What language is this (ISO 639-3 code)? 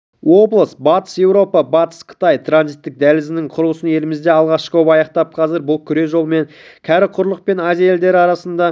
kaz